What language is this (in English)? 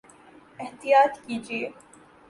Urdu